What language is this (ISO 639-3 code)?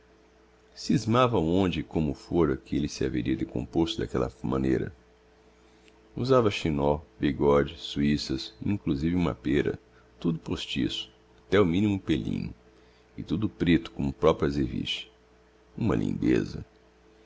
por